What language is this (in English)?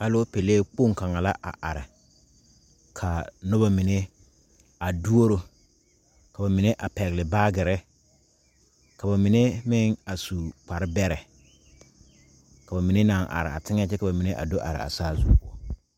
Southern Dagaare